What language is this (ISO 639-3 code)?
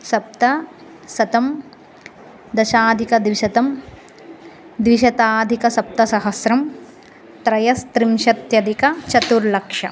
san